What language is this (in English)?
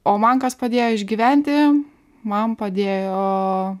Lithuanian